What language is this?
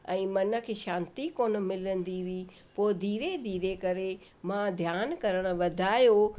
Sindhi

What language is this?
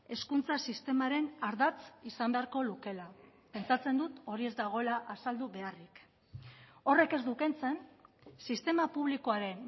Basque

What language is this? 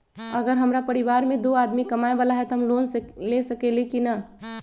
Magahi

